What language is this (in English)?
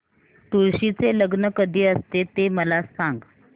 Marathi